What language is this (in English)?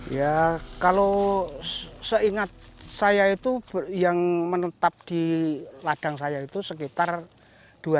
Indonesian